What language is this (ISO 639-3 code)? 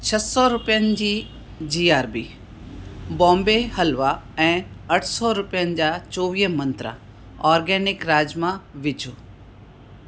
snd